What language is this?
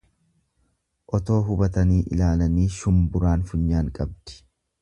Oromo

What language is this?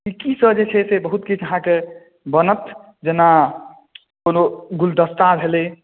Maithili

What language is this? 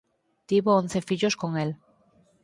Galician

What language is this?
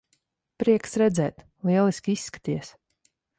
Latvian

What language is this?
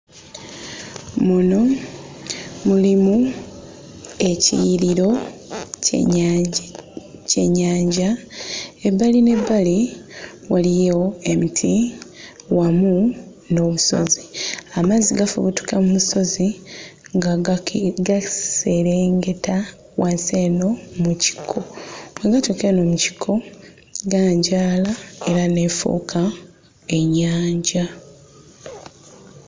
Ganda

